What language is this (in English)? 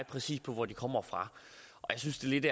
Danish